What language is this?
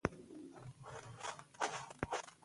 Pashto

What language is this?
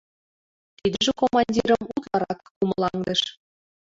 Mari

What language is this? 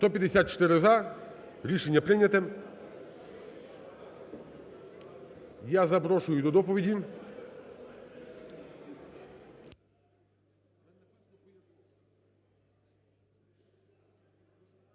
Ukrainian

